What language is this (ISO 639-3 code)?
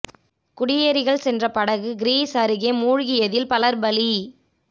tam